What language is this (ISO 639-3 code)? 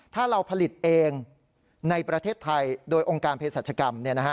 tha